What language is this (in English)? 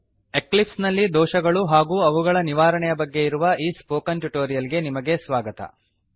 Kannada